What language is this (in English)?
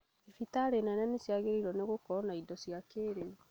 Kikuyu